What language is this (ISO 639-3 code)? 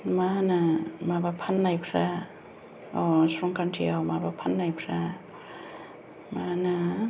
brx